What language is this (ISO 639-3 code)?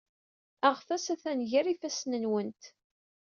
kab